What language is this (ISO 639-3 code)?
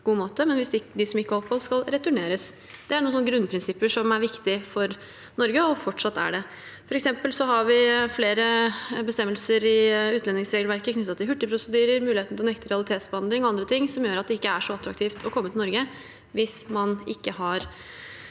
nor